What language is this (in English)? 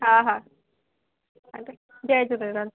Sindhi